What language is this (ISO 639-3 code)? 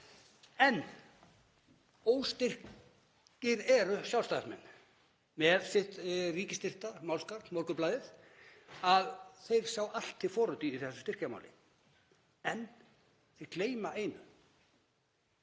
isl